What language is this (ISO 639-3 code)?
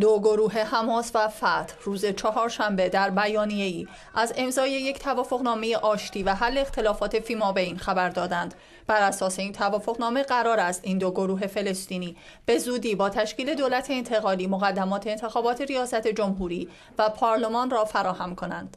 fas